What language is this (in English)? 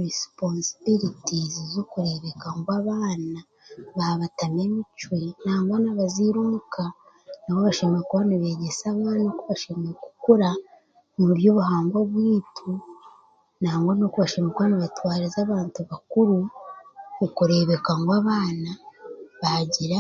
Chiga